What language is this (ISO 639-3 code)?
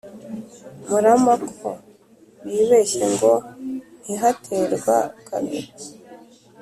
kin